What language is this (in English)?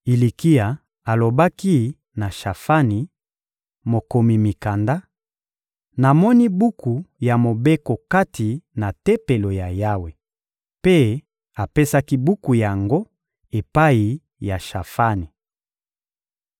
Lingala